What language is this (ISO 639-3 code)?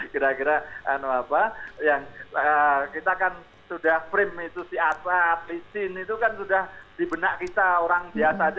ind